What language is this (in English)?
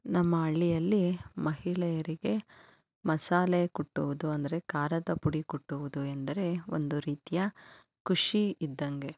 Kannada